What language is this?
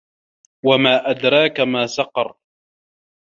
Arabic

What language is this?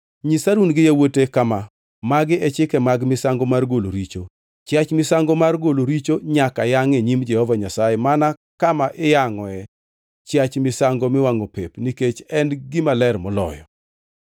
Luo (Kenya and Tanzania)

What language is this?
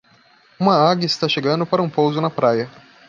Portuguese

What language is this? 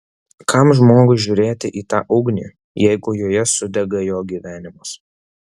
Lithuanian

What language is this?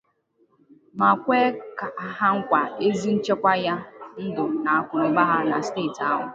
Igbo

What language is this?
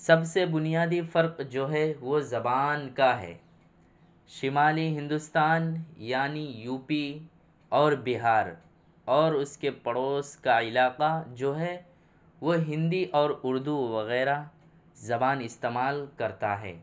Urdu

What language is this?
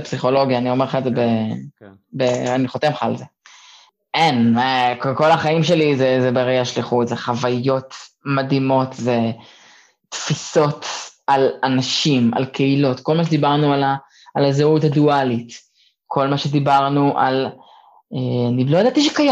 Hebrew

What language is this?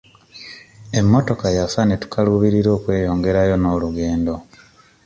Ganda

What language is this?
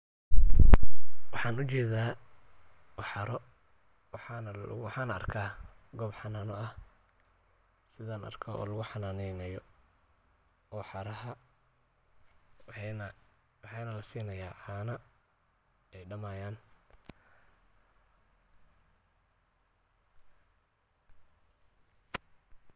Somali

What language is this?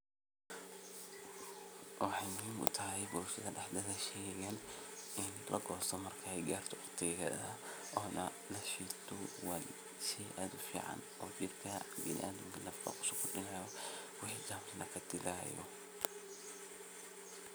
Somali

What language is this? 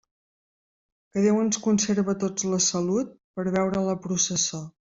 Catalan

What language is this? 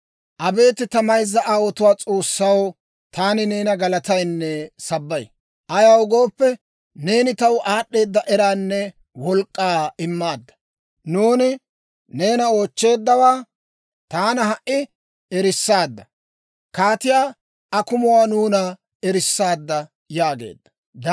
Dawro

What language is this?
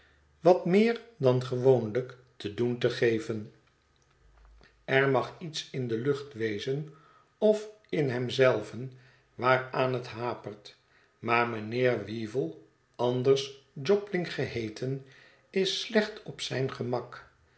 Dutch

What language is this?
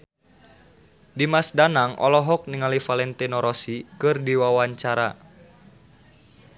Sundanese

